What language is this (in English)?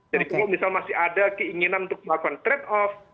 Indonesian